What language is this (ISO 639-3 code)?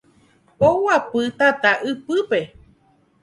grn